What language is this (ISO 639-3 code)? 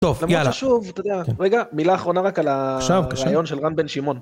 heb